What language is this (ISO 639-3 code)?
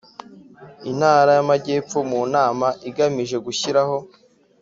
kin